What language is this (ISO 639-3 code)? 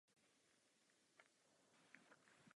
ces